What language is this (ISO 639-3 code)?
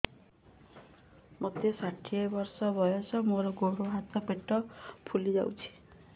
ori